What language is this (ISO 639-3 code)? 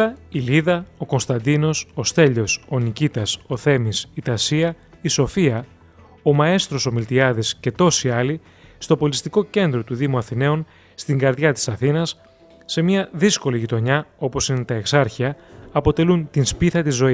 ell